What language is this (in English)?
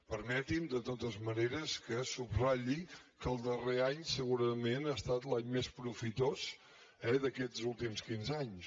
Catalan